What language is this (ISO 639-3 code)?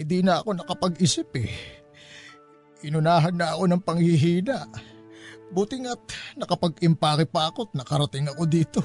fil